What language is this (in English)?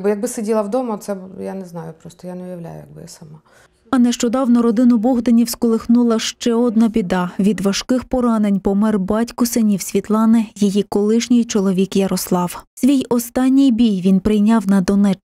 Ukrainian